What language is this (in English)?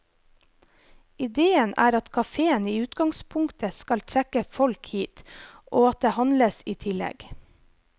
Norwegian